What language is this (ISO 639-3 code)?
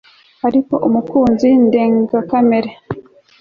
kin